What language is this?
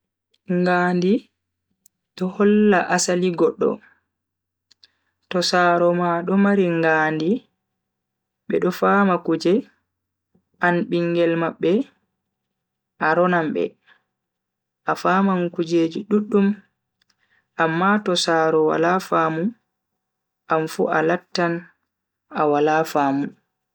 Bagirmi Fulfulde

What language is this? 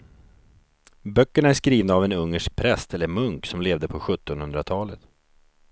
Swedish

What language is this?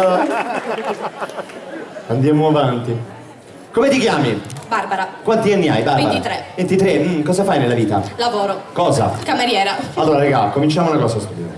Italian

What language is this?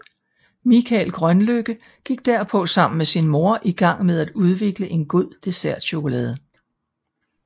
Danish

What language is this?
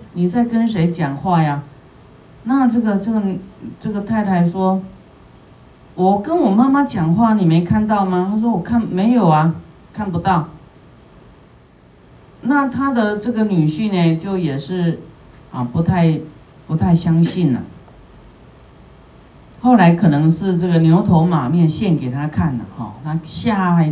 Chinese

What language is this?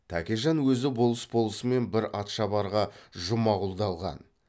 Kazakh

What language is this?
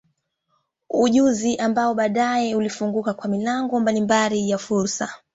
Swahili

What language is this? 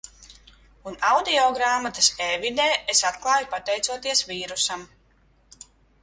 Latvian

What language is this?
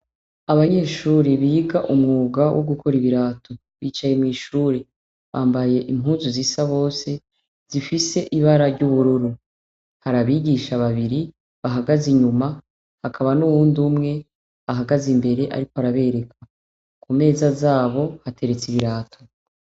Rundi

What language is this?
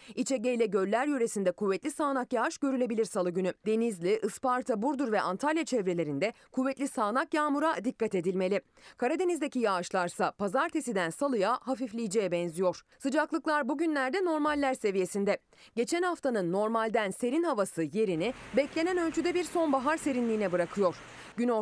Turkish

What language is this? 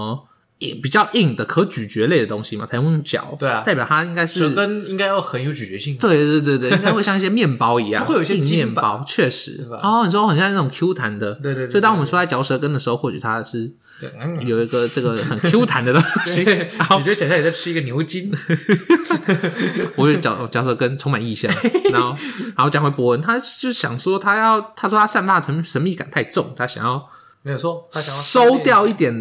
Chinese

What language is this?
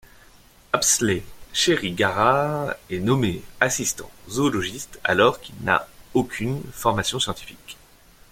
French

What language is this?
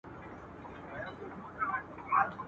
Pashto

